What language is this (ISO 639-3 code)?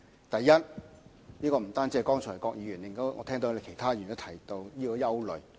yue